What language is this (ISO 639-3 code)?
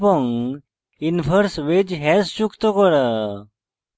ben